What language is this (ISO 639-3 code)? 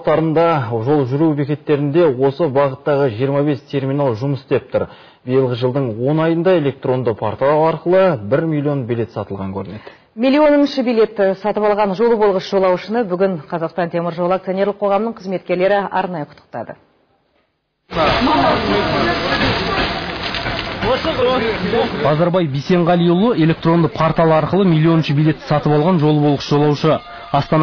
tur